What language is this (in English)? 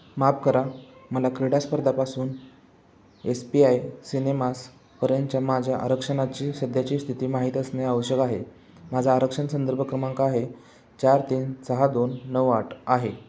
Marathi